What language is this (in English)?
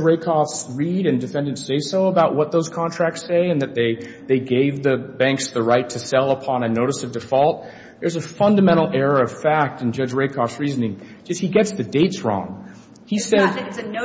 English